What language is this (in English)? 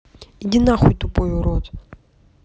Russian